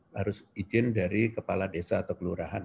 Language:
Indonesian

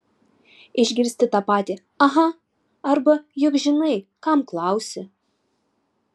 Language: Lithuanian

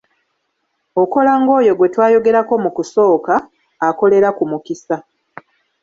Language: Ganda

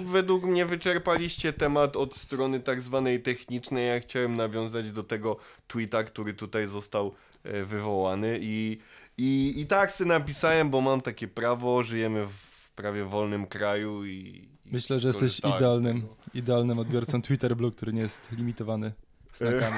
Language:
Polish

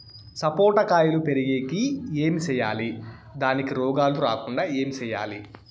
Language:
Telugu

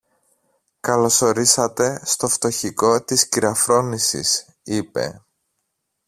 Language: Greek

